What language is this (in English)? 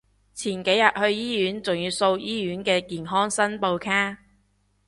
Cantonese